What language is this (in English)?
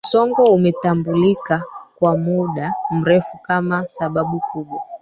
Swahili